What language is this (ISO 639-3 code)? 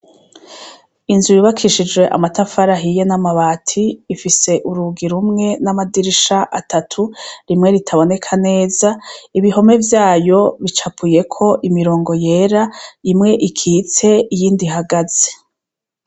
run